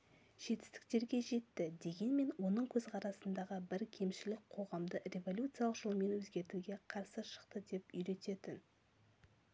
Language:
Kazakh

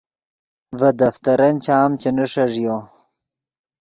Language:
Yidgha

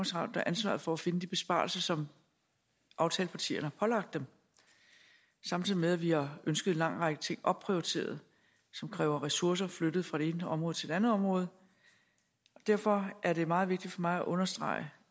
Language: Danish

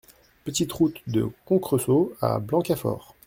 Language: French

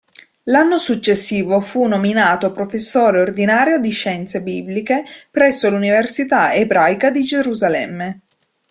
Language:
Italian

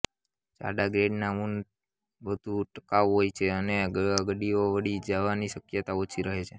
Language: Gujarati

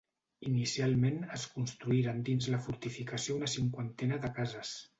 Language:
Catalan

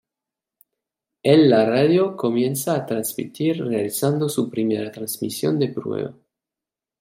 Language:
Spanish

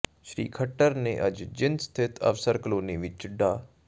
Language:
Punjabi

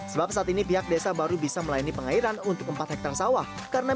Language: Indonesian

